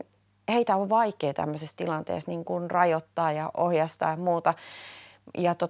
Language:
Finnish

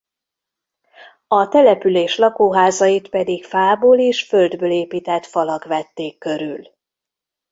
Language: Hungarian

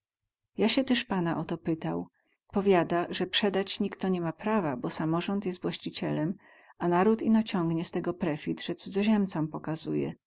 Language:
Polish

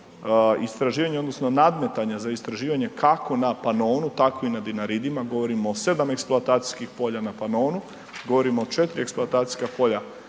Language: Croatian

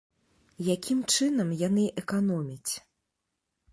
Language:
Belarusian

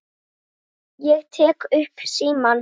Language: Icelandic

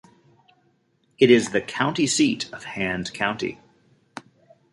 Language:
English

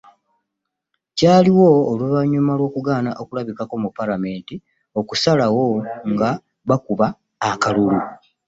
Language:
Ganda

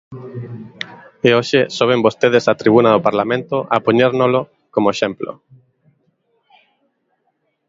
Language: Galician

